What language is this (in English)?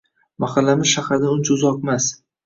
Uzbek